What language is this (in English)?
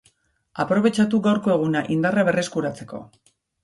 Basque